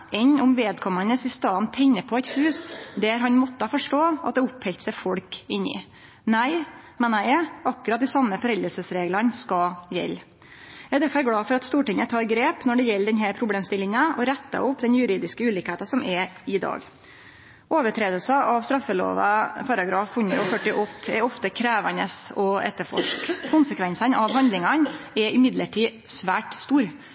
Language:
Norwegian Nynorsk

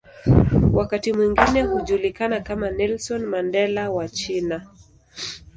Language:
Swahili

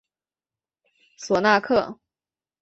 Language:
Chinese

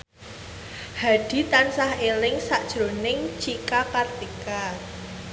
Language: Javanese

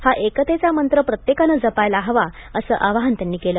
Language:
Marathi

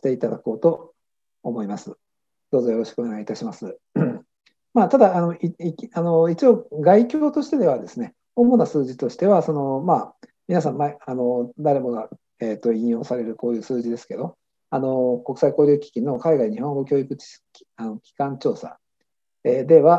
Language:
Japanese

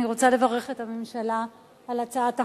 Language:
Hebrew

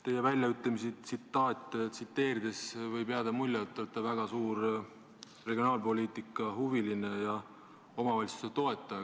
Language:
Estonian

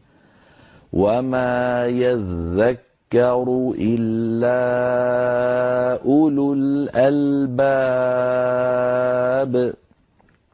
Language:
Arabic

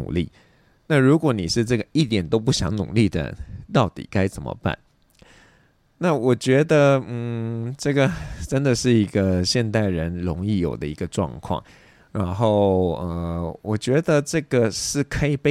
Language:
Chinese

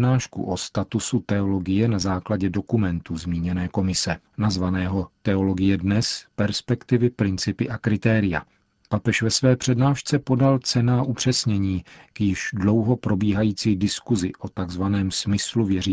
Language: Czech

